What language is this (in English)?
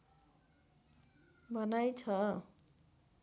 Nepali